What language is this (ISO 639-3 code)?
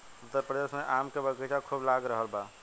bho